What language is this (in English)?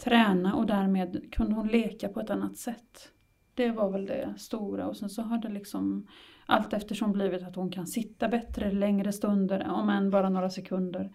Swedish